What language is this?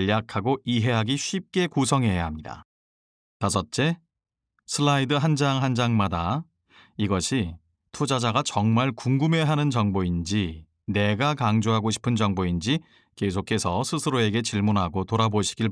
Korean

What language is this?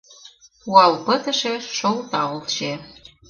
Mari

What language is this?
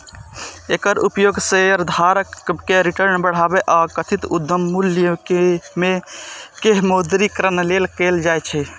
Maithili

